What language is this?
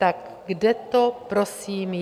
Czech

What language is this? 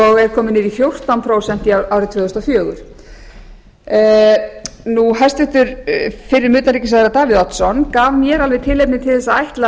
Icelandic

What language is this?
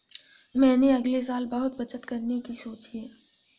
Hindi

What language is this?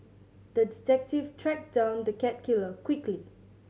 English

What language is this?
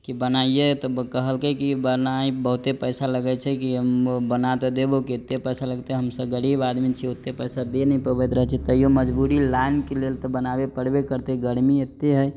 Maithili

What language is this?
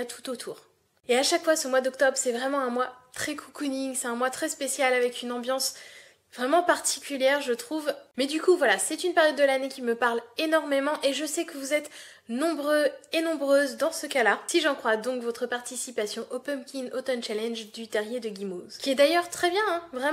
French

